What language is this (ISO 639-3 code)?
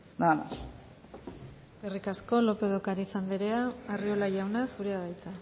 eus